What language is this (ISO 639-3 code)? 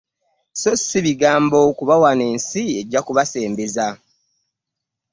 lug